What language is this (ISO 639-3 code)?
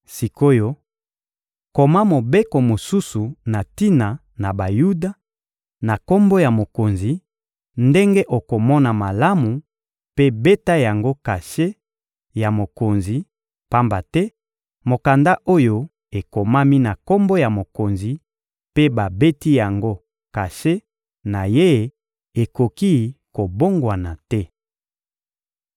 lin